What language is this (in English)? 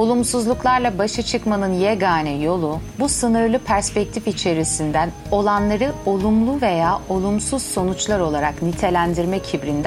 Turkish